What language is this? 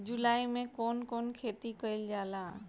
Bhojpuri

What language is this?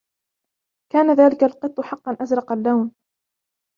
Arabic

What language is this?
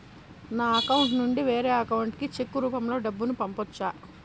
Telugu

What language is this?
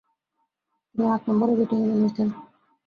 Bangla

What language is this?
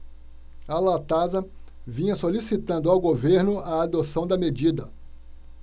Portuguese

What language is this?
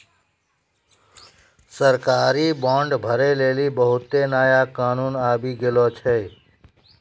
Maithili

